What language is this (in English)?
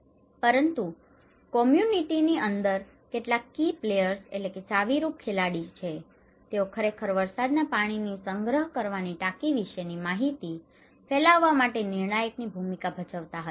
Gujarati